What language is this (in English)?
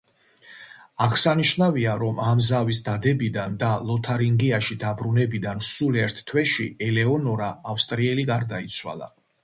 Georgian